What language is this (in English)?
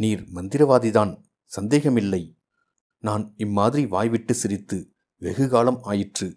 Tamil